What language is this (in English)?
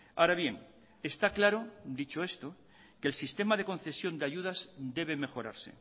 Spanish